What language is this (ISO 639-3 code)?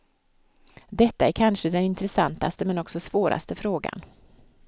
swe